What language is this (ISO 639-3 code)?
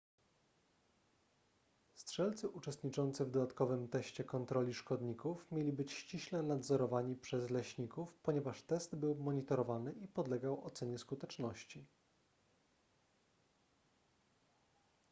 pol